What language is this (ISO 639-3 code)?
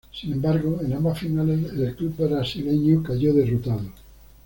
spa